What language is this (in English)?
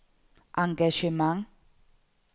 Danish